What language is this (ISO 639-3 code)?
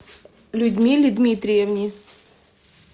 rus